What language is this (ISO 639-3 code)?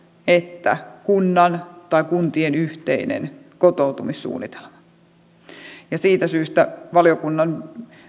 fin